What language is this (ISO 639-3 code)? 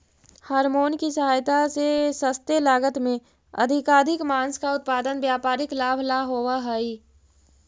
mag